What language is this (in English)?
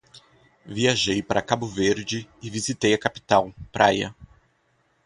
Portuguese